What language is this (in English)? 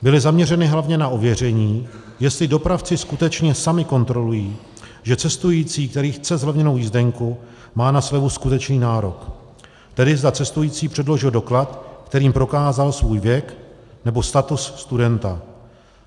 Czech